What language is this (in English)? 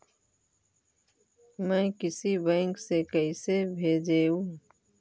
Magahi